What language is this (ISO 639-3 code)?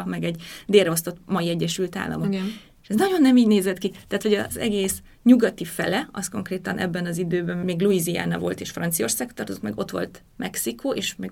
hun